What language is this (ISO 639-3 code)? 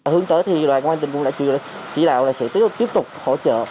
vie